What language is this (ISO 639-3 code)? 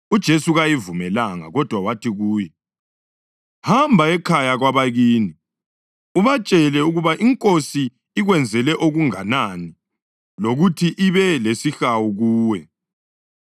nde